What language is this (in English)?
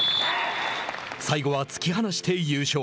Japanese